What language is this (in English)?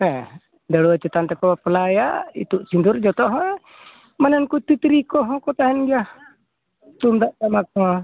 Santali